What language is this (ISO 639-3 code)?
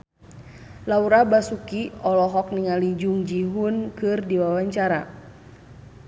sun